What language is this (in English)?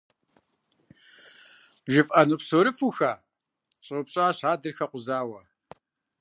Kabardian